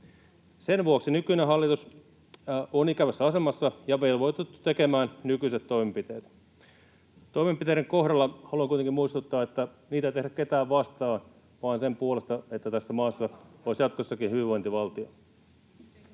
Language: Finnish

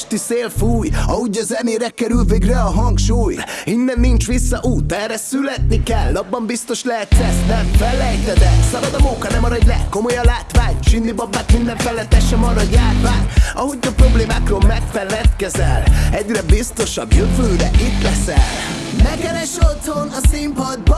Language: Hungarian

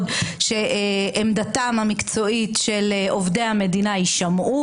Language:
Hebrew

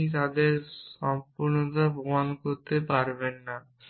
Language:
Bangla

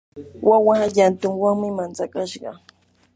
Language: Yanahuanca Pasco Quechua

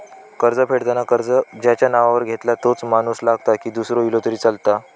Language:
Marathi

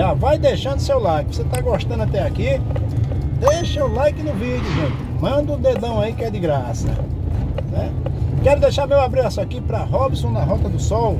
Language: Portuguese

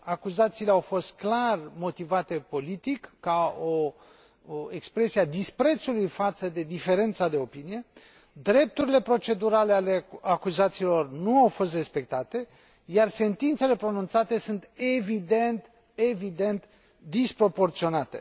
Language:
Romanian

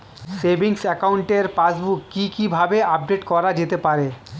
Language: Bangla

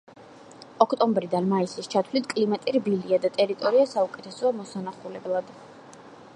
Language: Georgian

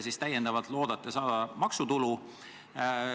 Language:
Estonian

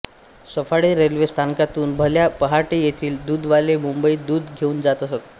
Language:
Marathi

